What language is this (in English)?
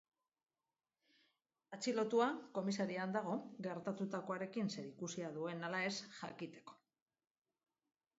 Basque